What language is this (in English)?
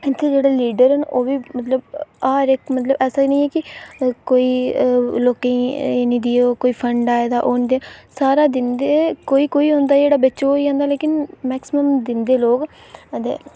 Dogri